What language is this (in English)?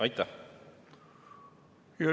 Estonian